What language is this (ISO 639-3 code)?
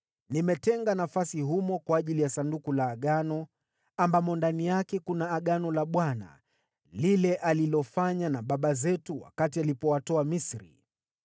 swa